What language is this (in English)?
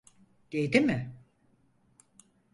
Turkish